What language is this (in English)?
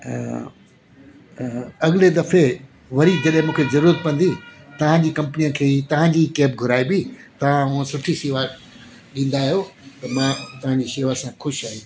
Sindhi